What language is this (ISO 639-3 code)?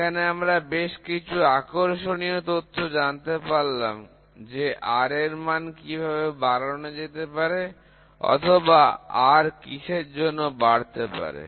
ben